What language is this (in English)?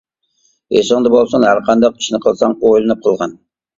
Uyghur